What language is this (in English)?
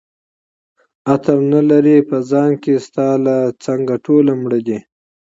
Pashto